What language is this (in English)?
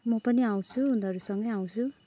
Nepali